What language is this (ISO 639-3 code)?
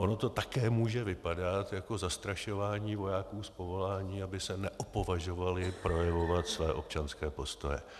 ces